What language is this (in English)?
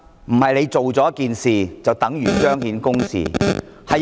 Cantonese